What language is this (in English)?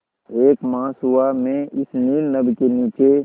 Hindi